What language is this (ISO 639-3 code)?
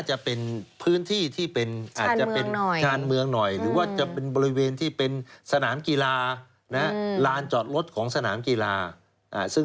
tha